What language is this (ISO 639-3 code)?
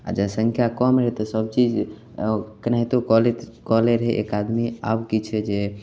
mai